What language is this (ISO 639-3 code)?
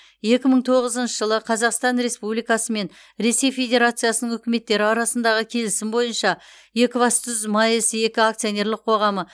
kaz